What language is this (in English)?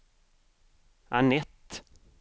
Swedish